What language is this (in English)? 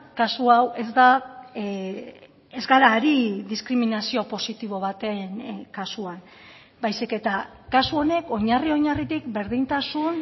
Basque